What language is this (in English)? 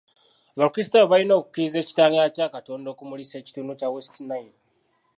Ganda